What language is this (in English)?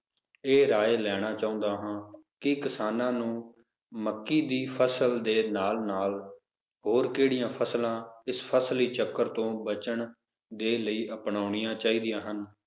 Punjabi